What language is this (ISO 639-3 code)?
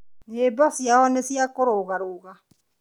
kik